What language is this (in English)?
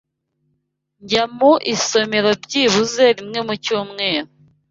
Kinyarwanda